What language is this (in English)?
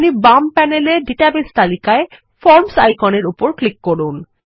Bangla